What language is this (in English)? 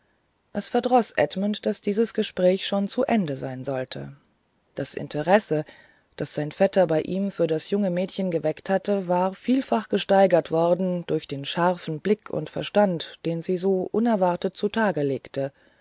German